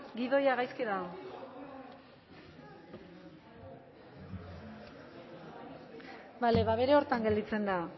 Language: Basque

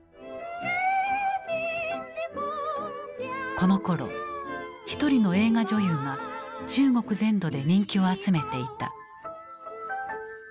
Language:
Japanese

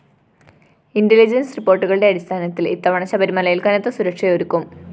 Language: Malayalam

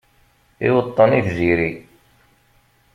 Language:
Kabyle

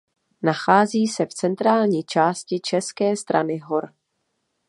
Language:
Czech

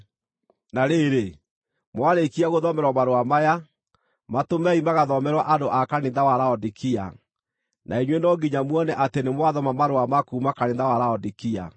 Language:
Kikuyu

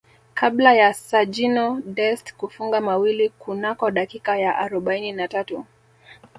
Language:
Swahili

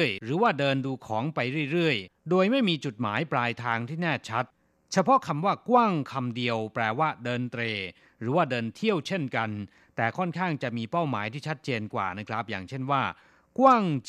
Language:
Thai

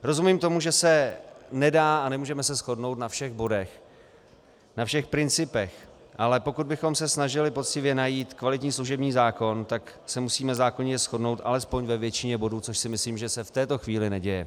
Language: Czech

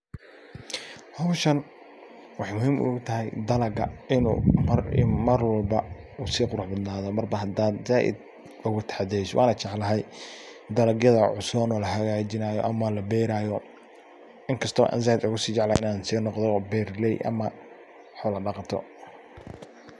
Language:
Somali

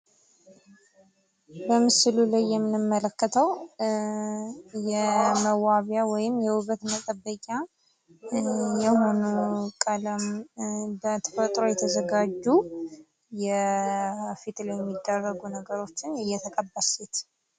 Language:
Amharic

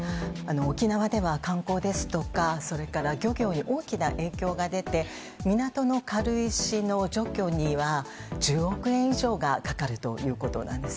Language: Japanese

